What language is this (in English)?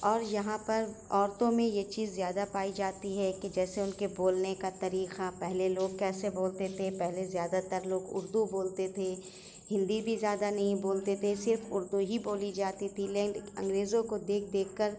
Urdu